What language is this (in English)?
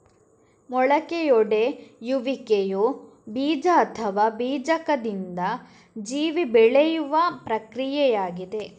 Kannada